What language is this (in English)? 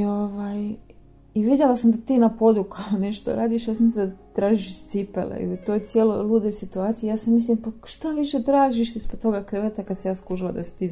Croatian